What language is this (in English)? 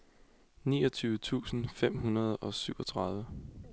Danish